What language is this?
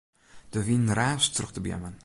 Western Frisian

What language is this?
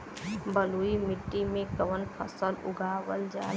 Bhojpuri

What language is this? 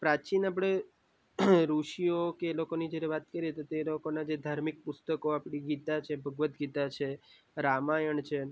Gujarati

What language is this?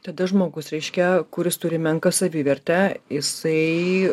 Lithuanian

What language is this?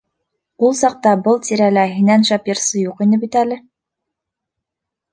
Bashkir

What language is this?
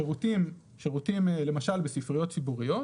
Hebrew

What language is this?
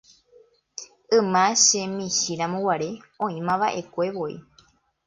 Guarani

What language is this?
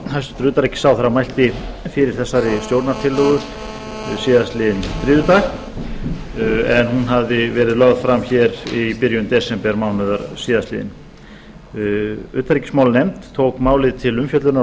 Icelandic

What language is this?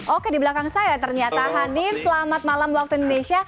Indonesian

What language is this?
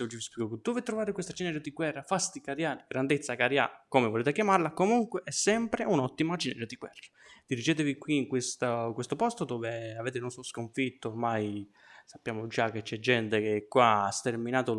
Italian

